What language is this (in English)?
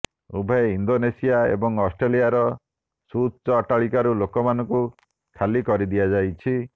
Odia